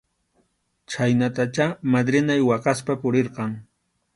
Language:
Arequipa-La Unión Quechua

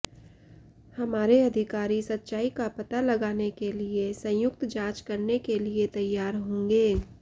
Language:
Hindi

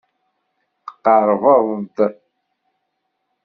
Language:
Kabyle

